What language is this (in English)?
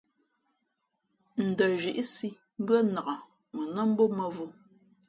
Fe'fe'